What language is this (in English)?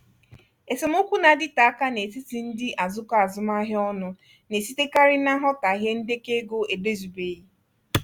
Igbo